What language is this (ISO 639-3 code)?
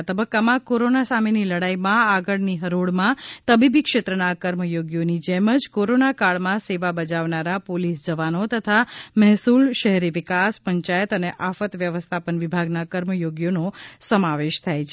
guj